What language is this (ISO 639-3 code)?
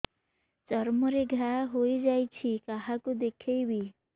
ori